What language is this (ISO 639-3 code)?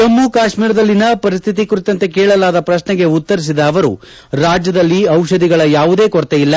kan